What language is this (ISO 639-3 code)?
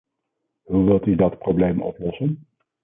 nld